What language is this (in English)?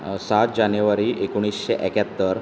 Konkani